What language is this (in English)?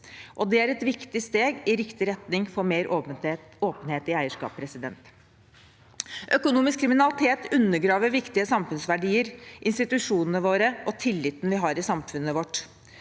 Norwegian